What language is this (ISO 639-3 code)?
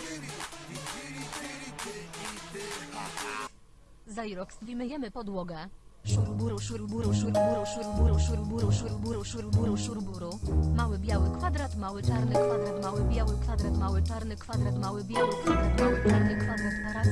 pol